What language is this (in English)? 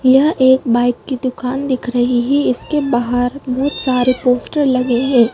Hindi